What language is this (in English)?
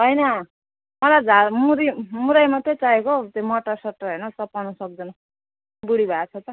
Nepali